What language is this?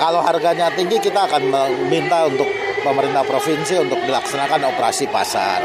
Indonesian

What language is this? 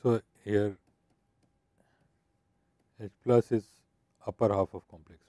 English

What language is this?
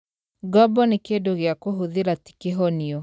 Kikuyu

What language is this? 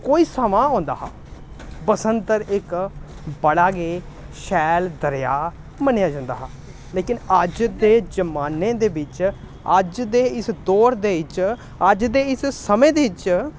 Dogri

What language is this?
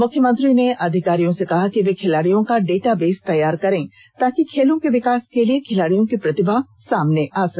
Hindi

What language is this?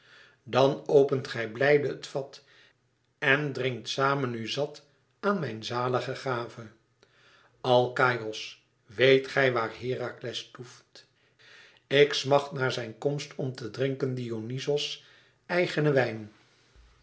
Dutch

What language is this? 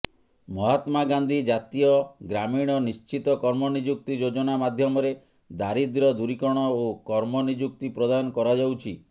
Odia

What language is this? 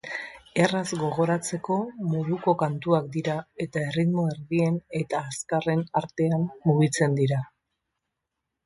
Basque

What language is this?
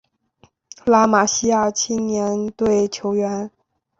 Chinese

